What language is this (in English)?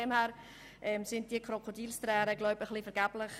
Swiss German